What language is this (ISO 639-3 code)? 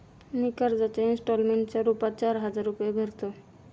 mar